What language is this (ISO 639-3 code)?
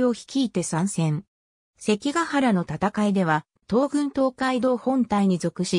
jpn